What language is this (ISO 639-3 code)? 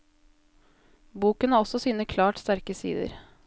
nor